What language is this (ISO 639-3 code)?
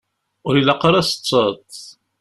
kab